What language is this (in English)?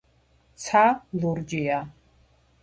Georgian